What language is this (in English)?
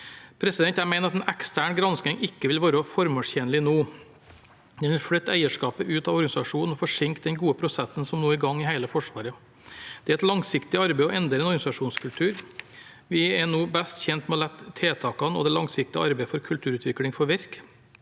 Norwegian